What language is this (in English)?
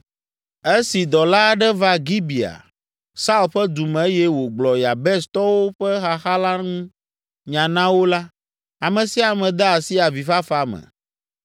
Ewe